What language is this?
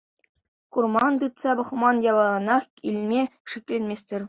Chuvash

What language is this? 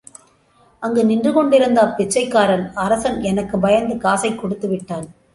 Tamil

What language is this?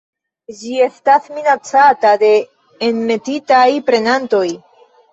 Esperanto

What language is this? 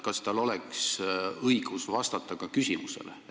Estonian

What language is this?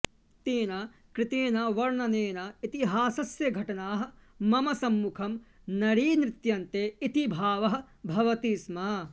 Sanskrit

